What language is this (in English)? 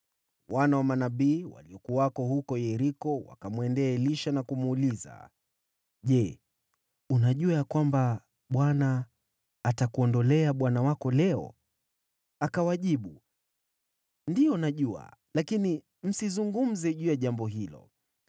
Swahili